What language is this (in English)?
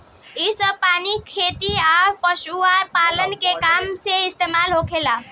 Bhojpuri